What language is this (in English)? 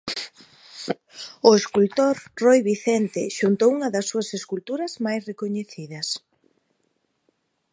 Galician